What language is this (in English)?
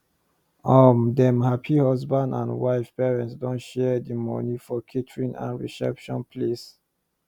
Nigerian Pidgin